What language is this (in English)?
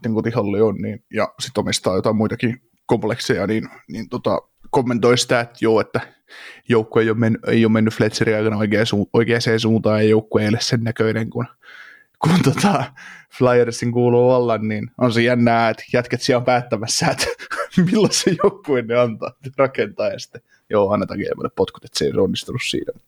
Finnish